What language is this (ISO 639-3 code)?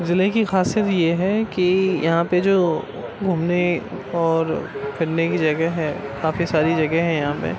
urd